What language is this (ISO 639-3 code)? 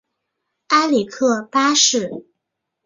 zho